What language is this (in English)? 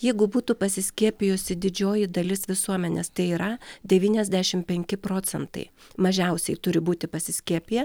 Lithuanian